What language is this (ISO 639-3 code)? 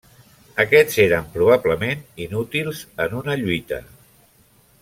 cat